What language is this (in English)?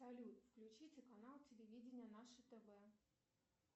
Russian